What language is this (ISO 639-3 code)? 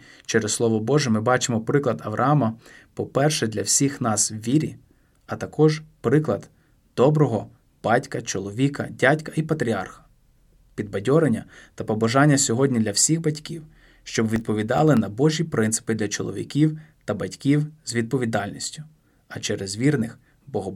ukr